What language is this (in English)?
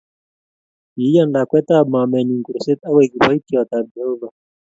Kalenjin